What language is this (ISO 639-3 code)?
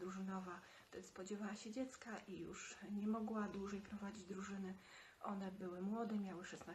pol